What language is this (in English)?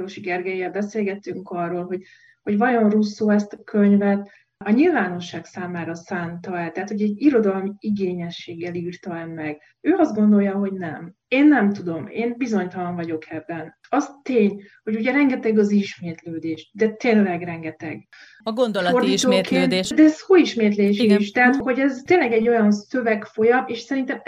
Hungarian